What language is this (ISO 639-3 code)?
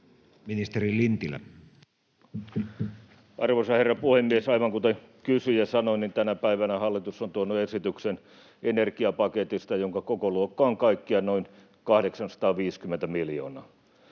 fin